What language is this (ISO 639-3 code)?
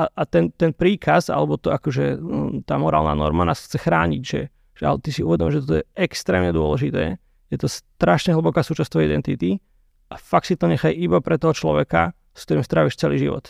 slk